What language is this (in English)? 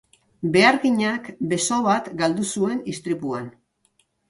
Basque